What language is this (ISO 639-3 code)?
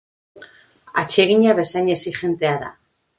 eus